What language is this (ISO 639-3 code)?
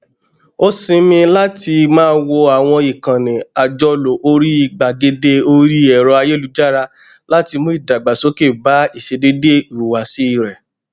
yor